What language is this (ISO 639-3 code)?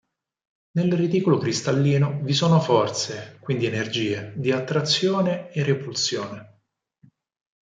ita